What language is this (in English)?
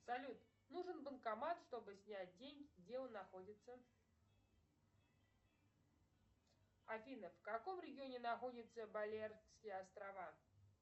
Russian